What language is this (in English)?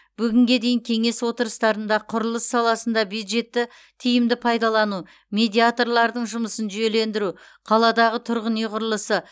Kazakh